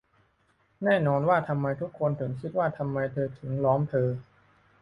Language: Thai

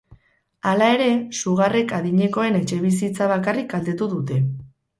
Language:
Basque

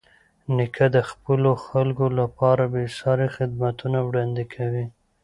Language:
Pashto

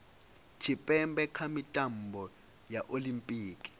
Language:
Venda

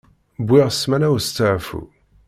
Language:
Kabyle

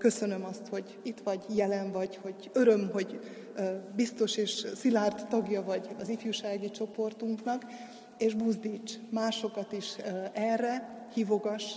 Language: Hungarian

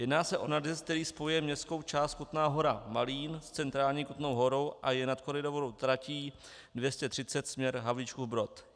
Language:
Czech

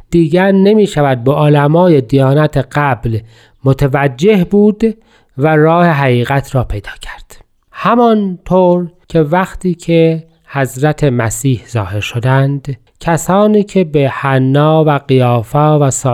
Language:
Persian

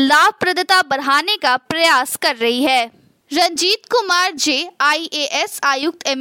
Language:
Hindi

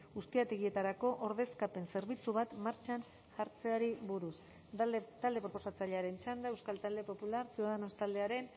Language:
Basque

